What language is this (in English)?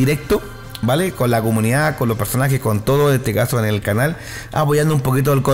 Spanish